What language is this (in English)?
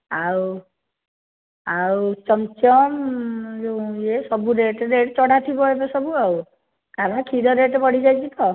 Odia